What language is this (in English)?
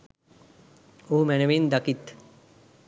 Sinhala